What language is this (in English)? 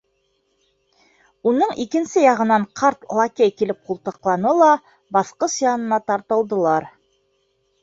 Bashkir